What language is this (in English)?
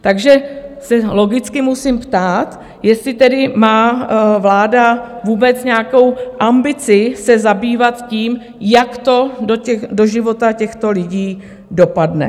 Czech